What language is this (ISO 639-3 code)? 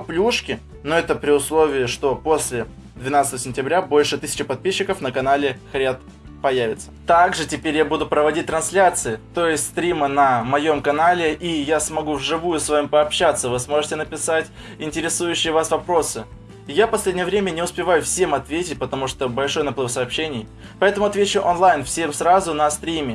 rus